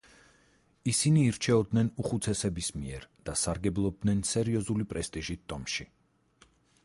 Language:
Georgian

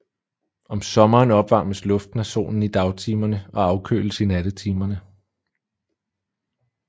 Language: Danish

